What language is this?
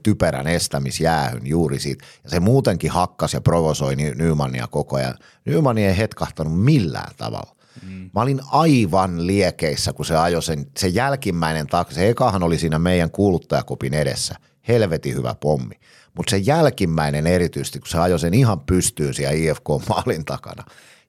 Finnish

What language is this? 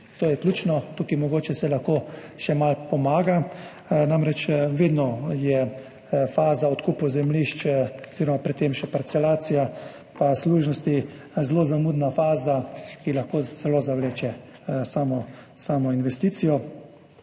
Slovenian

